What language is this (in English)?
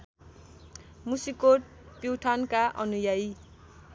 Nepali